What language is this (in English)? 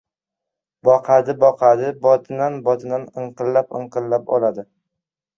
Uzbek